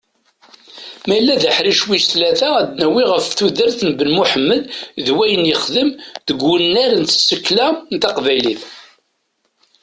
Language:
Kabyle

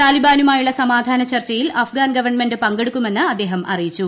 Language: Malayalam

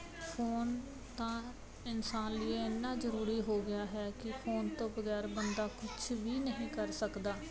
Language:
Punjabi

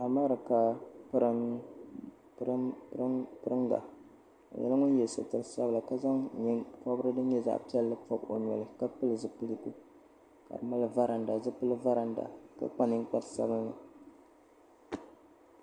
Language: Dagbani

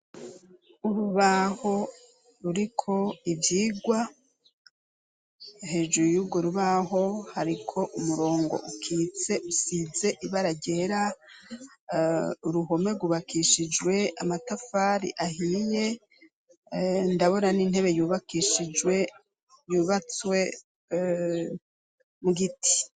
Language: Rundi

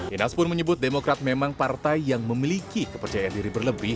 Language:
Indonesian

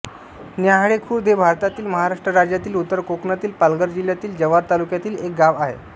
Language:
Marathi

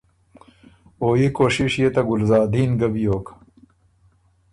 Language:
Ormuri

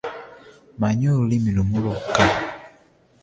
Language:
Ganda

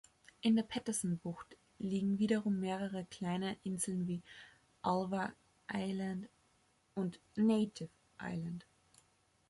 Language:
German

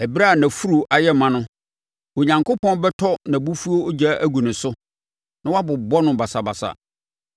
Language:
Akan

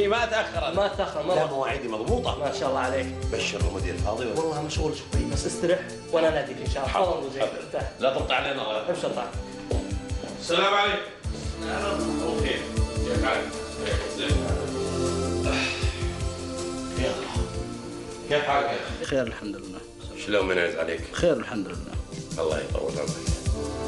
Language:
Arabic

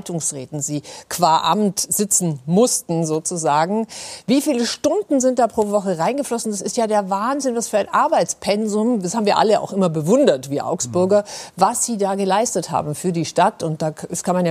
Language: German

